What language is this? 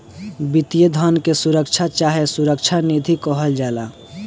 Bhojpuri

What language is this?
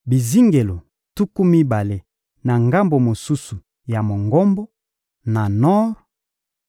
Lingala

